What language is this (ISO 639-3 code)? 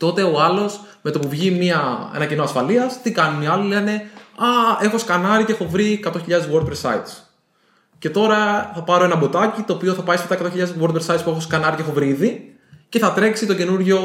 ell